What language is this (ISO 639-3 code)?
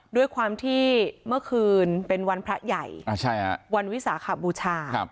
tha